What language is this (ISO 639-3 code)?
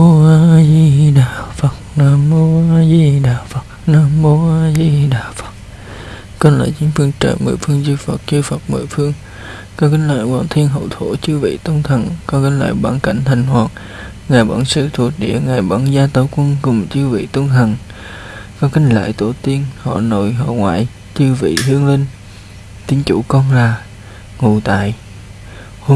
vie